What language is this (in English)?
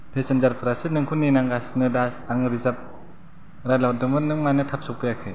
Bodo